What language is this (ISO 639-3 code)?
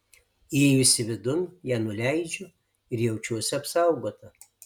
lit